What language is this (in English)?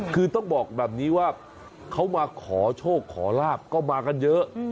Thai